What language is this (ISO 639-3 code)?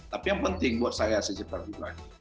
ind